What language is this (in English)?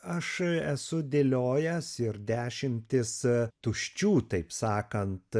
Lithuanian